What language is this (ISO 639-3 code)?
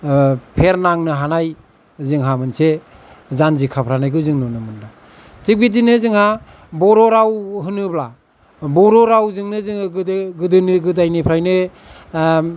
brx